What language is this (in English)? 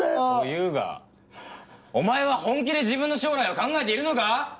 Japanese